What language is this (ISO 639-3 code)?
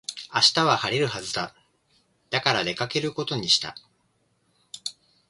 jpn